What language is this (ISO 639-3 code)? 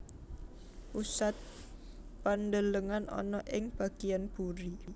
jav